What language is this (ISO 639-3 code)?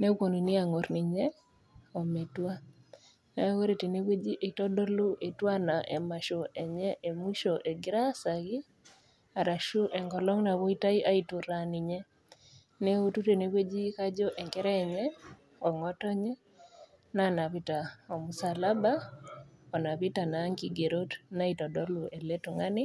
mas